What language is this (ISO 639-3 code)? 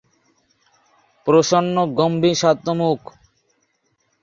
ben